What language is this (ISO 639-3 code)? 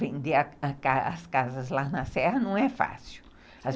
por